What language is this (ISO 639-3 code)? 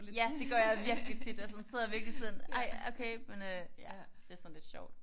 dan